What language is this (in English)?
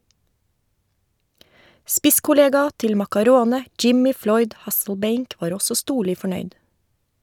Norwegian